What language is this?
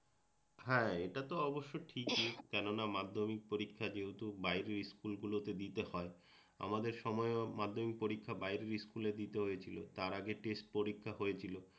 Bangla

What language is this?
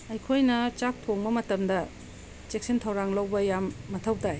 Manipuri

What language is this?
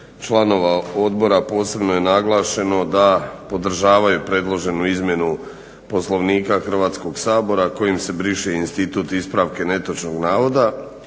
Croatian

